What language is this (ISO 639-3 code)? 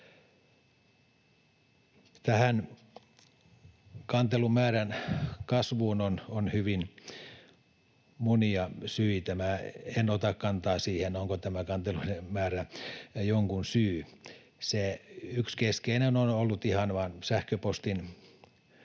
fin